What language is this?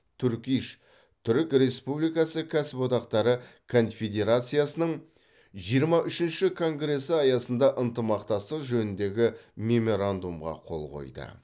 Kazakh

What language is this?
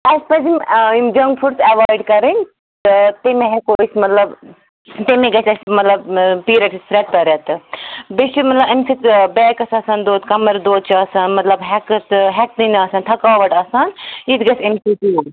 Kashmiri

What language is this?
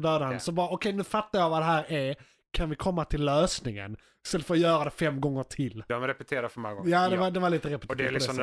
Swedish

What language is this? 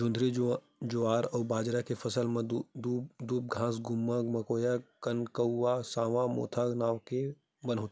Chhattisgarhi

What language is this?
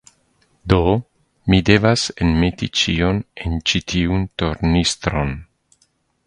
Esperanto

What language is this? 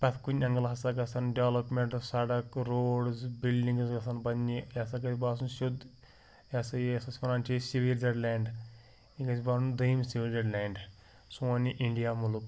Kashmiri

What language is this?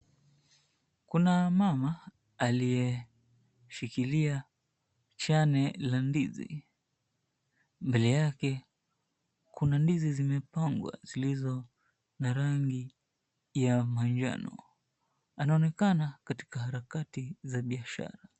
Swahili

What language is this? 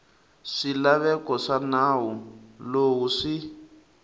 Tsonga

